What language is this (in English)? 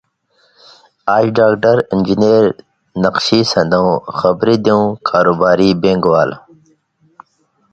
Indus Kohistani